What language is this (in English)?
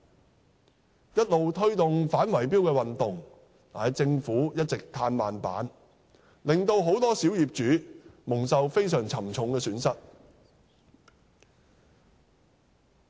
Cantonese